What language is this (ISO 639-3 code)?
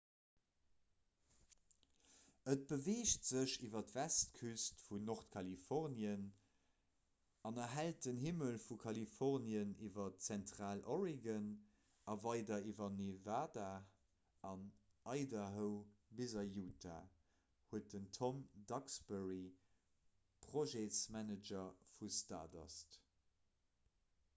ltz